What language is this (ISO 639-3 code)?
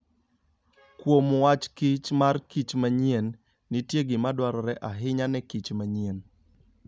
luo